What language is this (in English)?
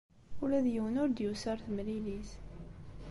Kabyle